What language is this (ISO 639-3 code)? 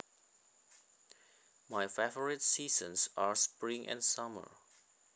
jav